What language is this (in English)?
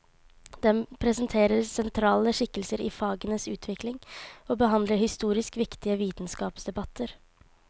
Norwegian